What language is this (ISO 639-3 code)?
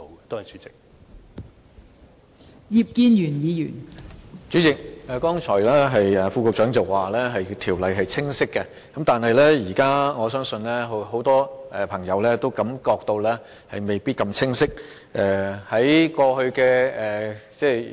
yue